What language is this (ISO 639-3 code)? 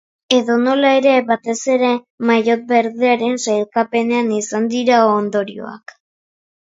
eus